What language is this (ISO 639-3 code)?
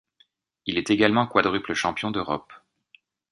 fra